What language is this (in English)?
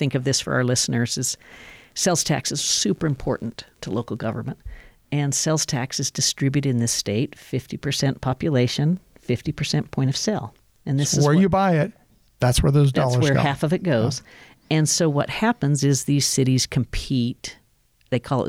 English